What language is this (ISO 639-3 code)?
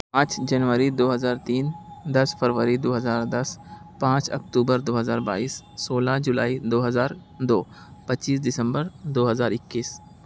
urd